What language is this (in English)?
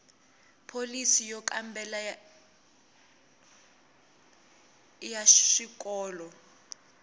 Tsonga